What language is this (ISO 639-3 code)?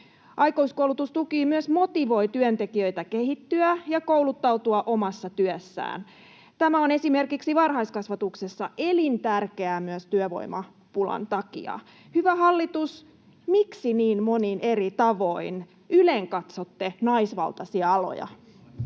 fin